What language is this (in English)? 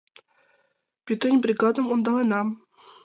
Mari